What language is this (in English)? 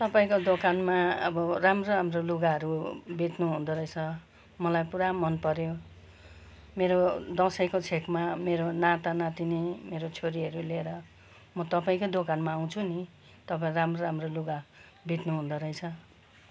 Nepali